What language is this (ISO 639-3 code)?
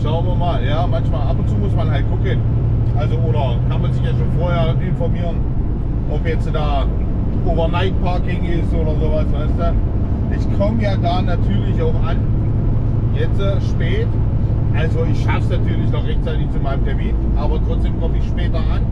deu